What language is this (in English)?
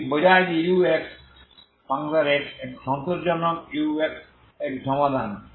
Bangla